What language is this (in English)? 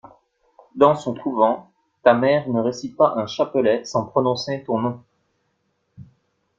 French